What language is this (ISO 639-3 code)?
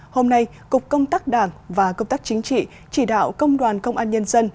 vie